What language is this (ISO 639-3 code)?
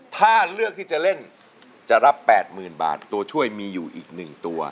tha